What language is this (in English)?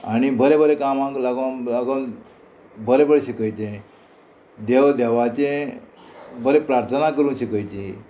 Konkani